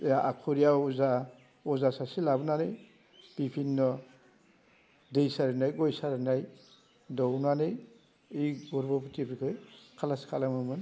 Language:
Bodo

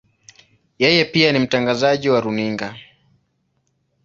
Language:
Swahili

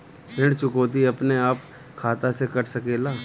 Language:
Bhojpuri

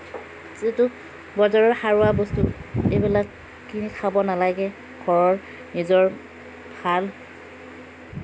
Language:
Assamese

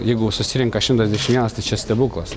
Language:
Lithuanian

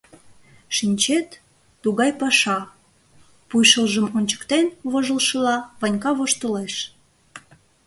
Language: Mari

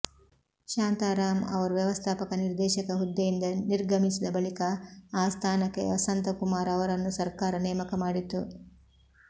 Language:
Kannada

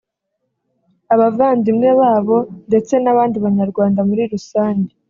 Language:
Kinyarwanda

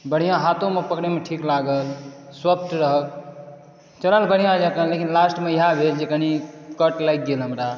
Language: Maithili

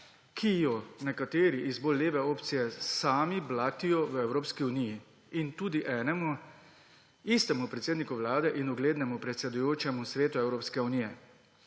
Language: Slovenian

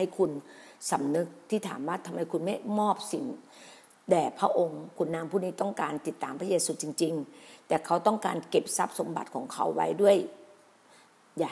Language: Thai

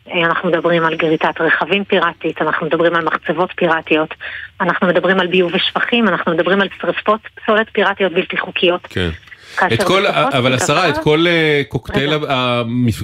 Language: Hebrew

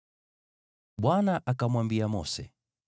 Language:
Swahili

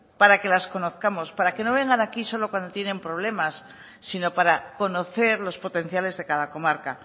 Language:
Spanish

